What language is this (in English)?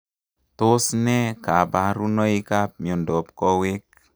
Kalenjin